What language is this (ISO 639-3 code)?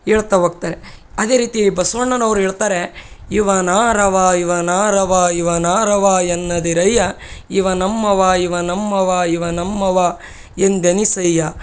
kan